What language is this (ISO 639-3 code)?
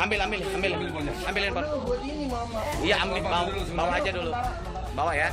ind